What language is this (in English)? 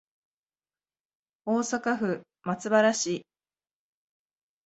Japanese